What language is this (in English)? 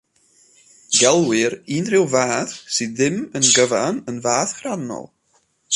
Welsh